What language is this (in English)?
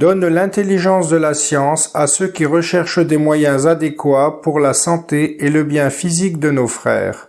French